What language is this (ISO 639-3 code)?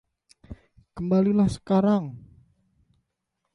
ind